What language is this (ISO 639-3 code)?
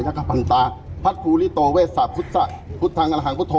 tha